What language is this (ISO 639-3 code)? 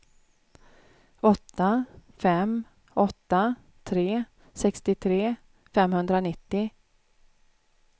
swe